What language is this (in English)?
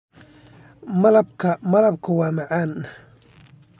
Somali